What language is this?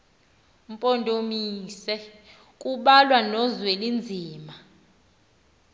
Xhosa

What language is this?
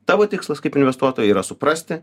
Lithuanian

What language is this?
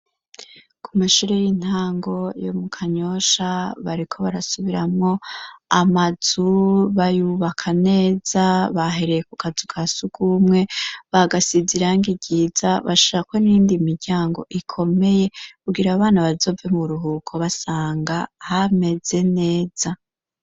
Rundi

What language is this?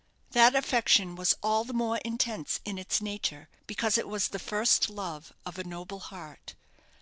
English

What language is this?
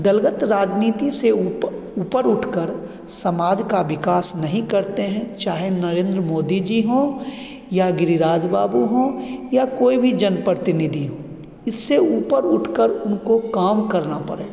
Hindi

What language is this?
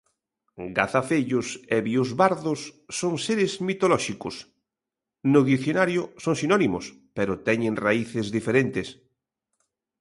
Galician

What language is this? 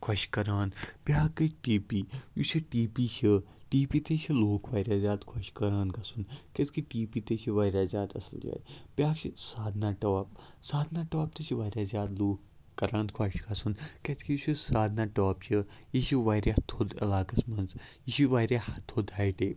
Kashmiri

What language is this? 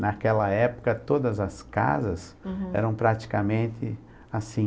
Portuguese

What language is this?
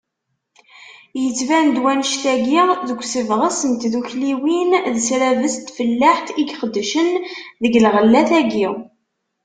Kabyle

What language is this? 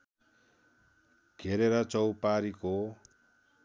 Nepali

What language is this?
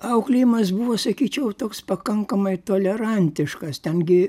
Lithuanian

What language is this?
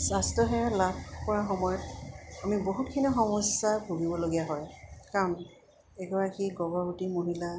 Assamese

